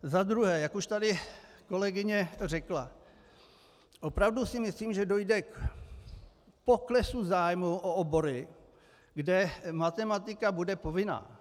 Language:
Czech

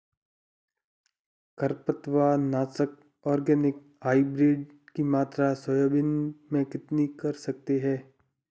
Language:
Hindi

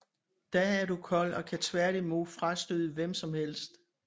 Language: Danish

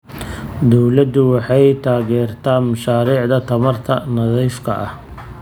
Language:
Somali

